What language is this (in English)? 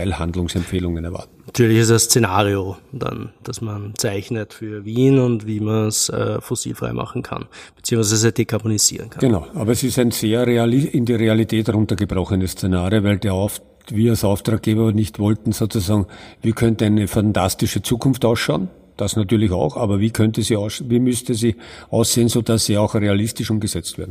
German